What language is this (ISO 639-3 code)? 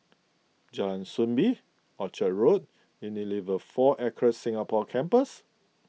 eng